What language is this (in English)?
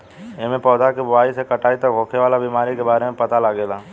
Bhojpuri